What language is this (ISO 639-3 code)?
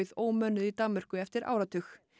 isl